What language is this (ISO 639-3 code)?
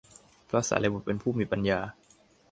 tha